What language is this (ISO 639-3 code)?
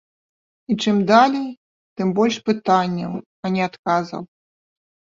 bel